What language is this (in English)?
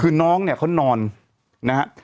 Thai